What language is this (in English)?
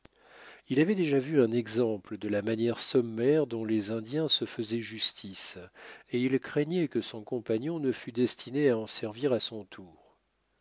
French